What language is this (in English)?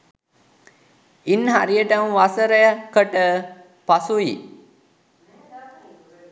Sinhala